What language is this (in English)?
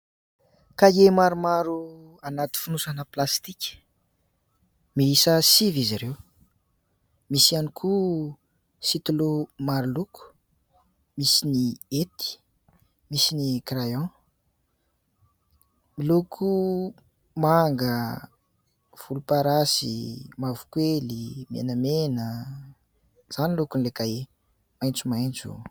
Malagasy